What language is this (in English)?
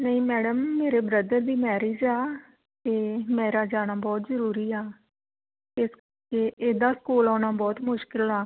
Punjabi